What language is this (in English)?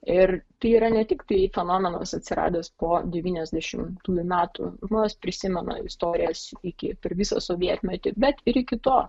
Lithuanian